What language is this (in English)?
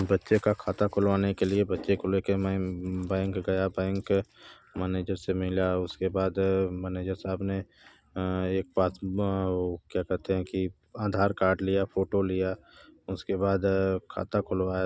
Hindi